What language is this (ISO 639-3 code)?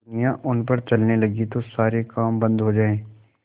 hin